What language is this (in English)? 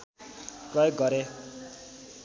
Nepali